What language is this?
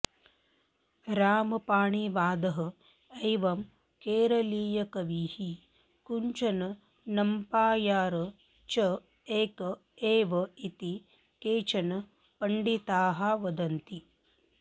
Sanskrit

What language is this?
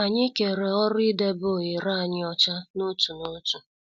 Igbo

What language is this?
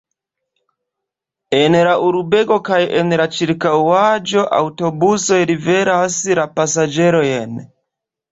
Esperanto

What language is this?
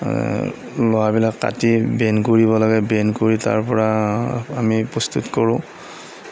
Assamese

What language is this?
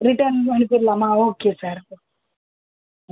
Tamil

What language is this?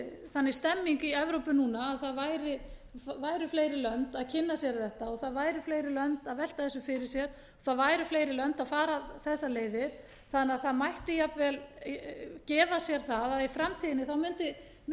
Icelandic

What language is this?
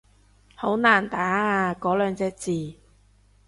Cantonese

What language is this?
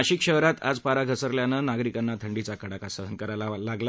Marathi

